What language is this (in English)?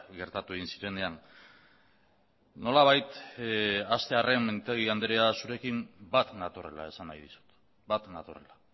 Basque